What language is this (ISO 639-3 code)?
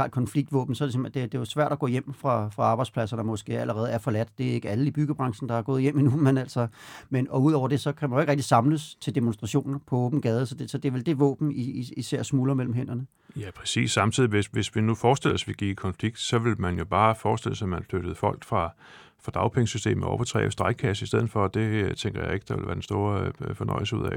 dan